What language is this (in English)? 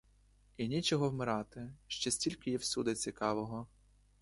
Ukrainian